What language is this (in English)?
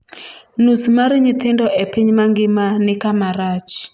Luo (Kenya and Tanzania)